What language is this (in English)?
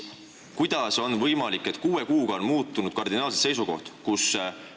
Estonian